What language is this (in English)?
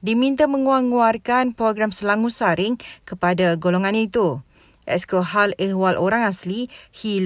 Malay